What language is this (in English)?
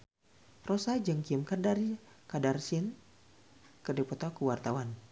Sundanese